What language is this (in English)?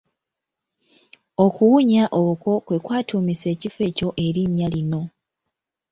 Ganda